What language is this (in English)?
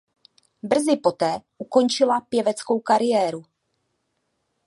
Czech